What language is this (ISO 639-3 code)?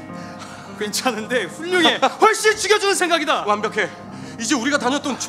kor